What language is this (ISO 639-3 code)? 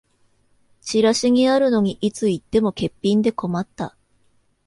jpn